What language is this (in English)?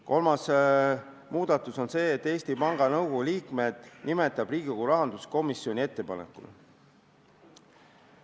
Estonian